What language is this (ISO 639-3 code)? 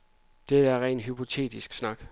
dan